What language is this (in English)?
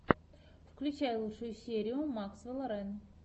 Russian